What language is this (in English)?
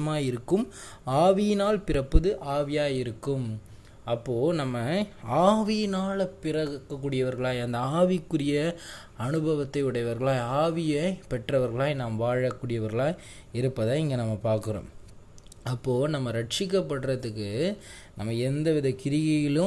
Tamil